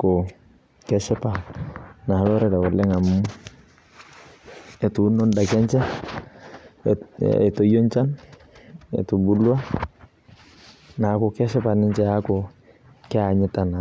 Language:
Masai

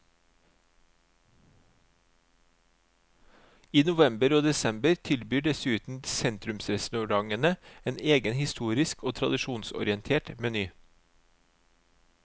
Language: Norwegian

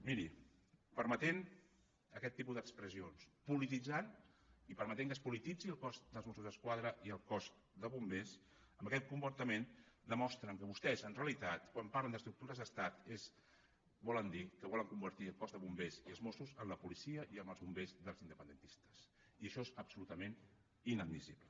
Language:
Catalan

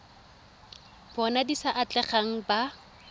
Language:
Tswana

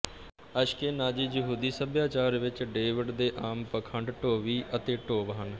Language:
Punjabi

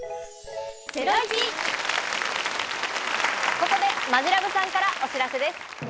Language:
Japanese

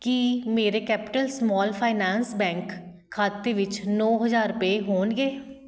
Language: Punjabi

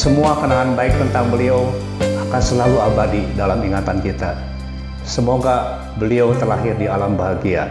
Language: Indonesian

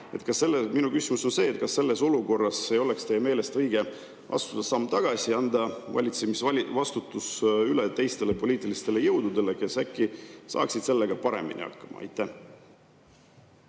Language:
Estonian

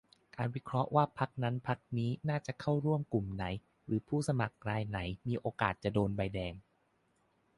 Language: Thai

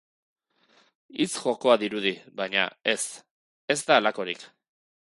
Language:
Basque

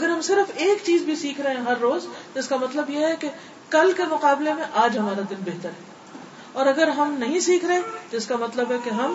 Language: Urdu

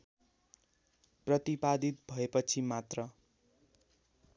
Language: Nepali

